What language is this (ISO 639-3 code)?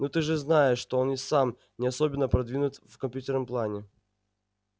rus